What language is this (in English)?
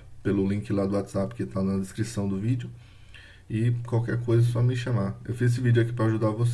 Portuguese